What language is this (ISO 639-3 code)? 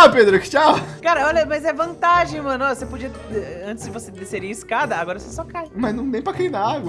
por